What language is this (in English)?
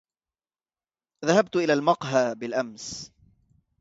Arabic